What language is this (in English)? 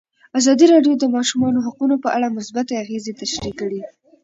Pashto